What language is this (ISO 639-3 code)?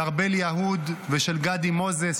heb